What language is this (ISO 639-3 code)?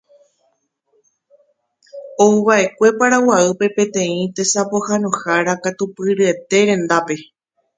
grn